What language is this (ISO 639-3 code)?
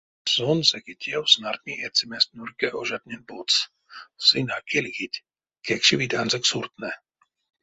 myv